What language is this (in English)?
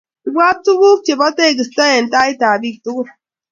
Kalenjin